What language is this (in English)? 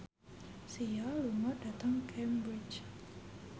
Javanese